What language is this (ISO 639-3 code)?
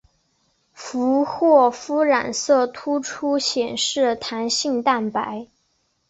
zho